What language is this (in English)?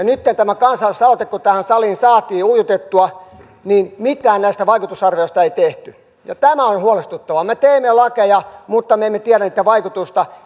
Finnish